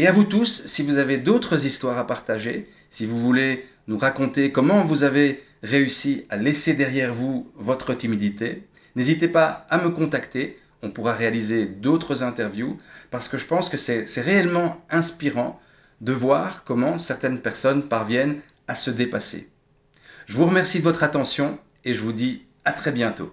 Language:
French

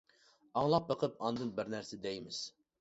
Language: Uyghur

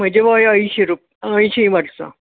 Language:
Konkani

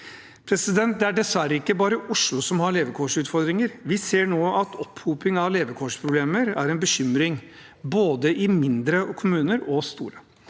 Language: Norwegian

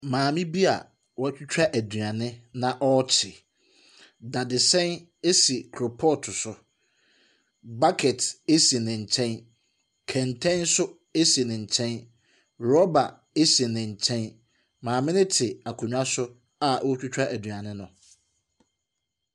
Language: Akan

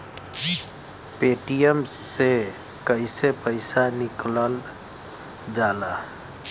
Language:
Bhojpuri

